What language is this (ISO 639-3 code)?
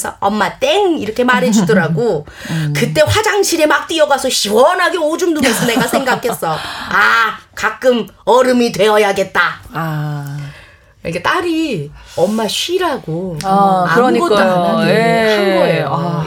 kor